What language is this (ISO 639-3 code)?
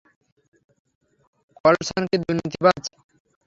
ben